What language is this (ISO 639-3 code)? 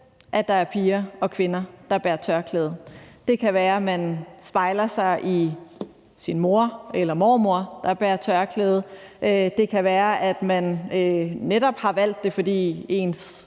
dan